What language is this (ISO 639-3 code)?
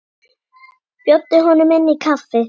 isl